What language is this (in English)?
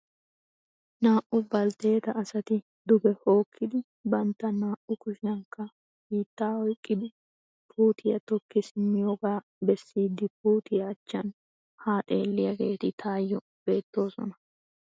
Wolaytta